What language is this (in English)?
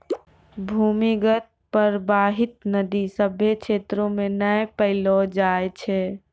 Maithili